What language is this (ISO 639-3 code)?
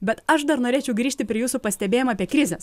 lit